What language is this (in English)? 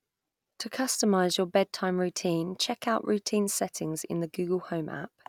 English